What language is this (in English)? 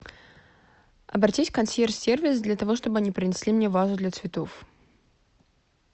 Russian